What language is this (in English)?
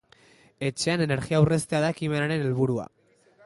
Basque